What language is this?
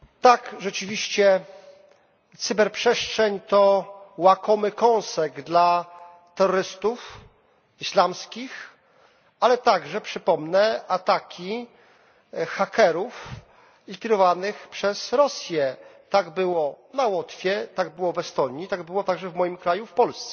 Polish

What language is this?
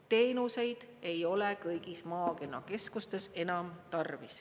Estonian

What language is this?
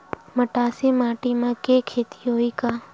Chhattisgarhi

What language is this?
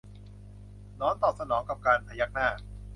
Thai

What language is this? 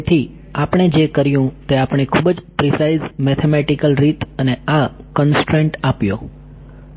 Gujarati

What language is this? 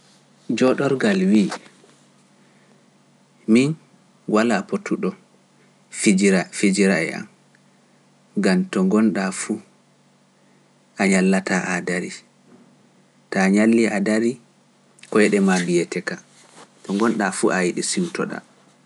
Pular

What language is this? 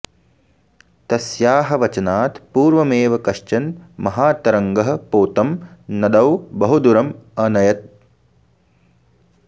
Sanskrit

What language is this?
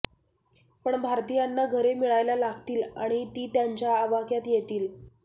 Marathi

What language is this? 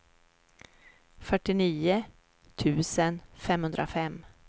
Swedish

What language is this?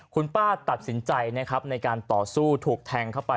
Thai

